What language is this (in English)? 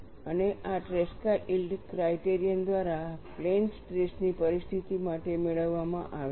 Gujarati